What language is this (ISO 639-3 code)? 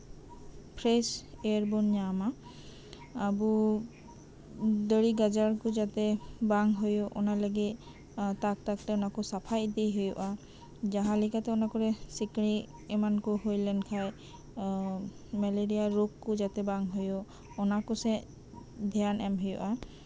sat